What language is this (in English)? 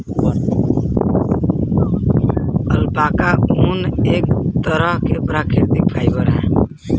Bhojpuri